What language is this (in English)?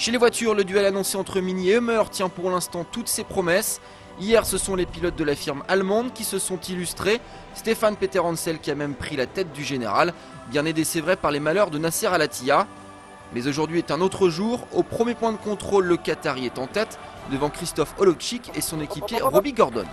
French